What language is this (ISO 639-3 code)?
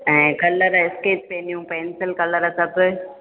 snd